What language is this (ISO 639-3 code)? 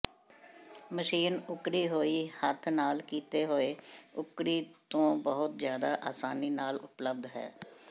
pan